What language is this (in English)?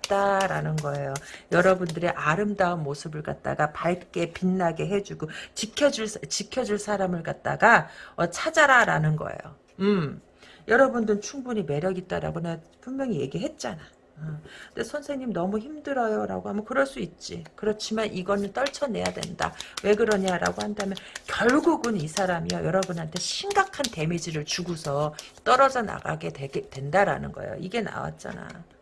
Korean